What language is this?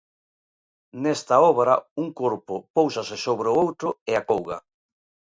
Galician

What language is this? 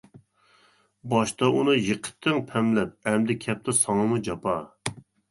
Uyghur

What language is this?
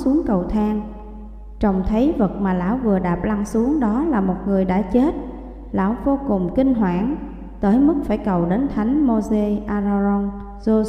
Vietnamese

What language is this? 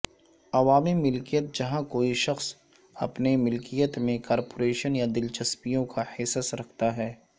Urdu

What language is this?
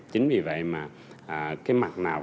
Vietnamese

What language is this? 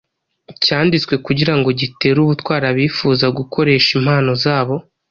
Kinyarwanda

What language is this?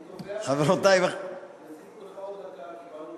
Hebrew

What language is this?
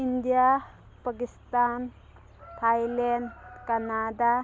Manipuri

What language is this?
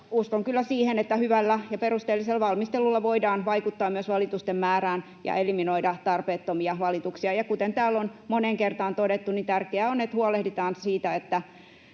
Finnish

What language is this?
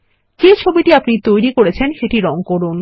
Bangla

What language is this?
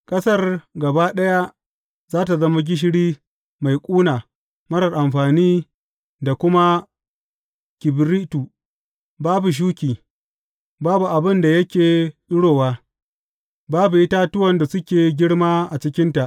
Hausa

